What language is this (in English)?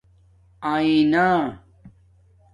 Domaaki